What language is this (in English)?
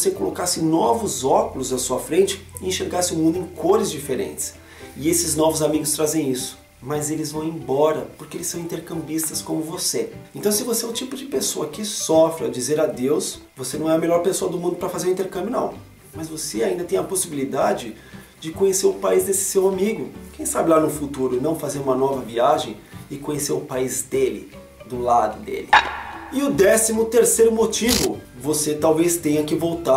Portuguese